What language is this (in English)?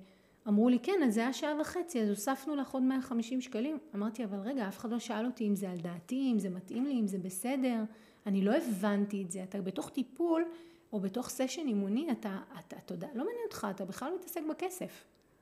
Hebrew